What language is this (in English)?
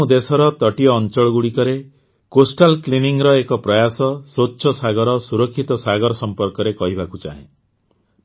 Odia